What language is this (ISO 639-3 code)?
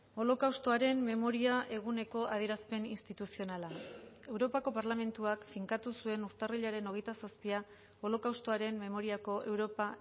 eus